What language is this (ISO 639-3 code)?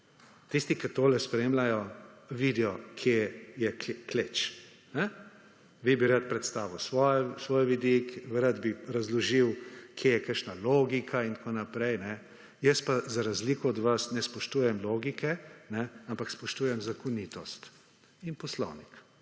slv